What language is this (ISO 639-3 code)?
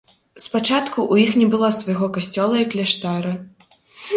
bel